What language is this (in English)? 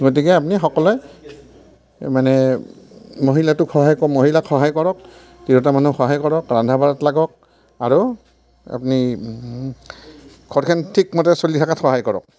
Assamese